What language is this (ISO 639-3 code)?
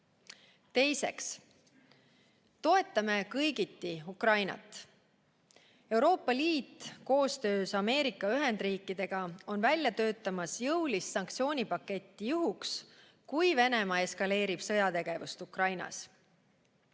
est